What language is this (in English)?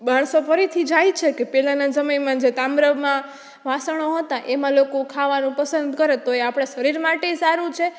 Gujarati